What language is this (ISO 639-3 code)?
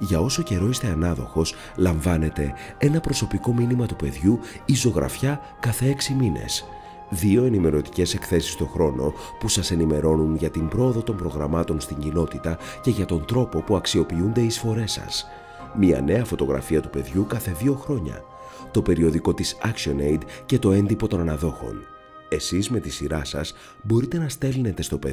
ell